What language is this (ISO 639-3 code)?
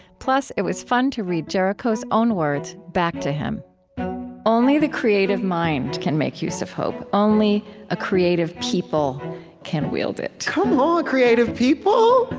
eng